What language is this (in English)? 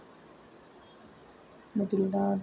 Dogri